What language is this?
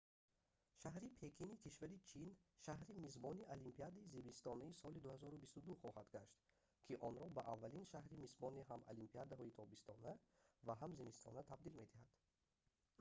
Tajik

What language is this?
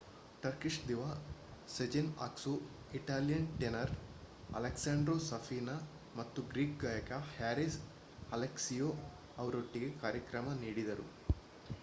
Kannada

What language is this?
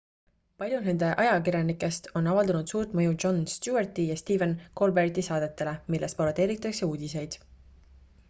Estonian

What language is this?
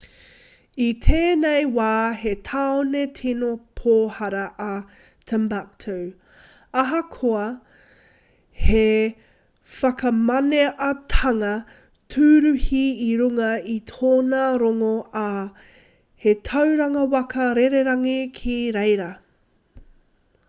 Māori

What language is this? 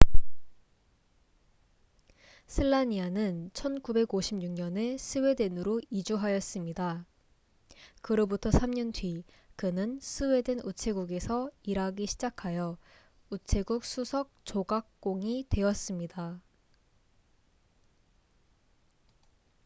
Korean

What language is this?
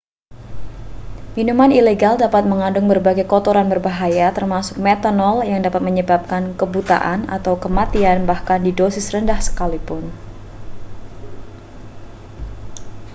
Indonesian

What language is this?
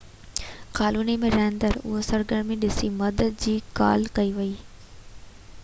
Sindhi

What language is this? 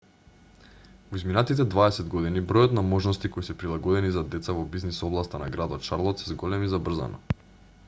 Macedonian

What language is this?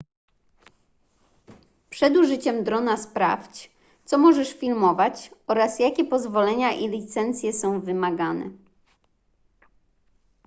Polish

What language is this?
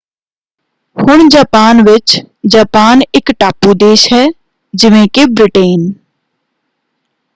Punjabi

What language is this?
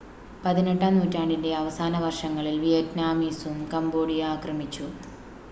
Malayalam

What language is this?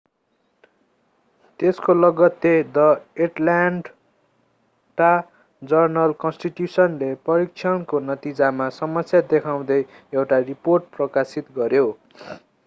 Nepali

